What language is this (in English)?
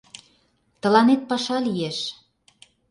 Mari